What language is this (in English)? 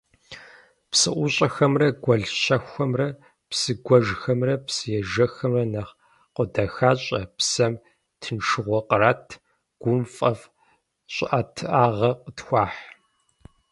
Kabardian